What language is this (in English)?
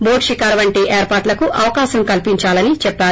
Telugu